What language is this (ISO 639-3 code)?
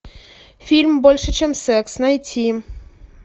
rus